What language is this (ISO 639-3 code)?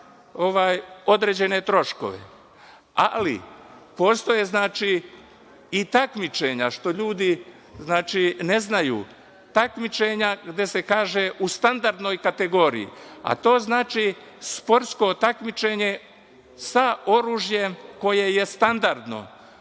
srp